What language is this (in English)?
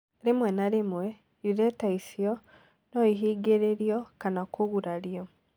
Kikuyu